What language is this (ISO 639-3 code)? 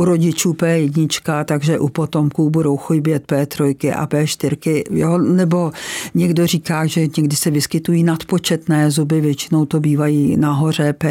ces